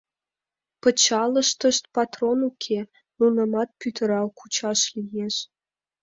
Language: Mari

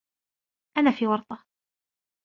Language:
Arabic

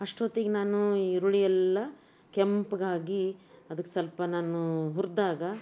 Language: Kannada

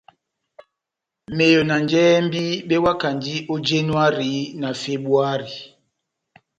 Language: Batanga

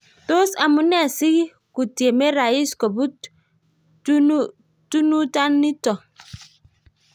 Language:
Kalenjin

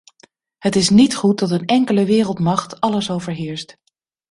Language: Dutch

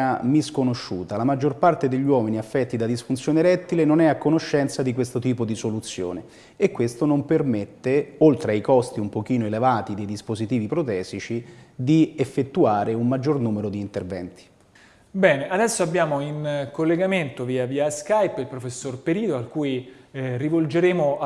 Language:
Italian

